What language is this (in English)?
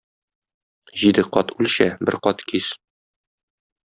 Tatar